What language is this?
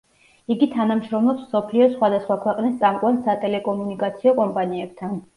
Georgian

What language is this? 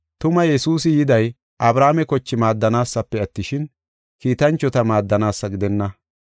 Gofa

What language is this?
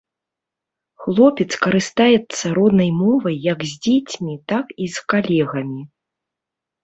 Belarusian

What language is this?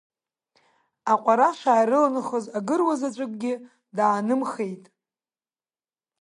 Abkhazian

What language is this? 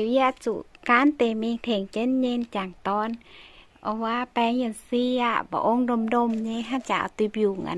Thai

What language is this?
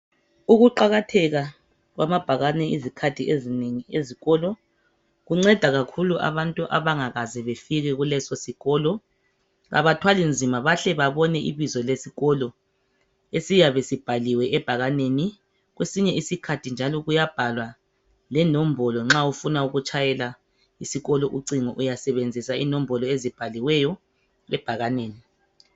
North Ndebele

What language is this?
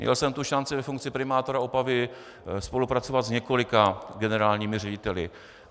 Czech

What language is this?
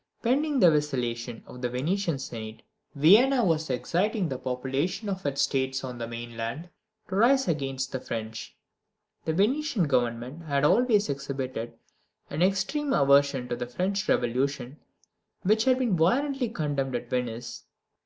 English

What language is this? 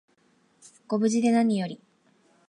Japanese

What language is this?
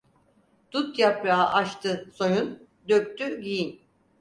Turkish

